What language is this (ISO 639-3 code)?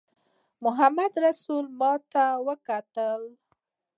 pus